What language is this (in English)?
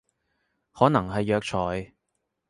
Cantonese